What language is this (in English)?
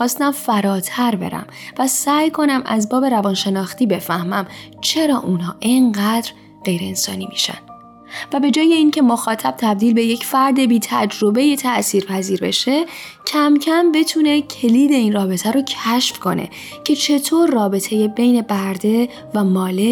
Persian